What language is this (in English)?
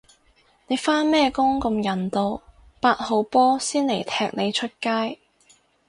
Cantonese